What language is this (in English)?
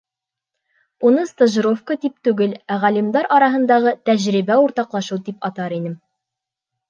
Bashkir